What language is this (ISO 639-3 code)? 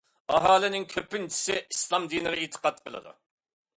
uig